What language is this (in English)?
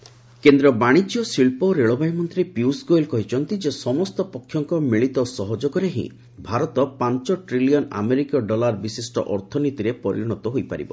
Odia